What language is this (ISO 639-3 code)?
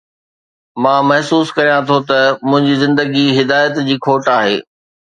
snd